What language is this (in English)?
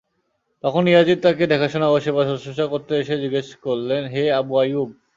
Bangla